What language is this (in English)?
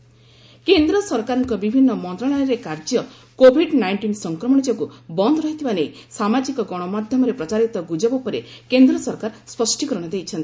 Odia